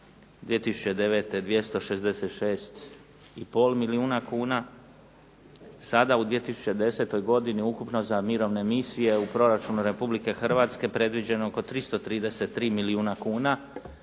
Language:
Croatian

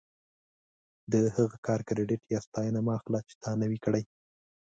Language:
Pashto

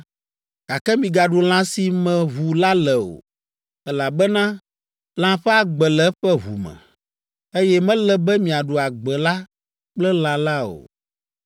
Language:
Ewe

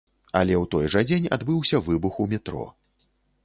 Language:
Belarusian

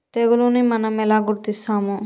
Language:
Telugu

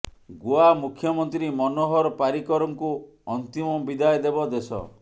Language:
Odia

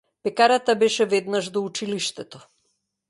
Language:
Macedonian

